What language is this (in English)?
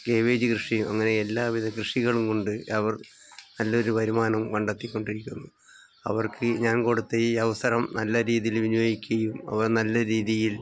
Malayalam